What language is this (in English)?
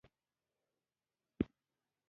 Pashto